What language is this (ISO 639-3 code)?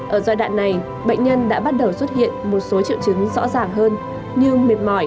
vie